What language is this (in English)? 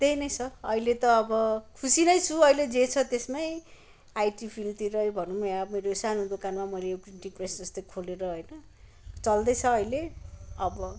Nepali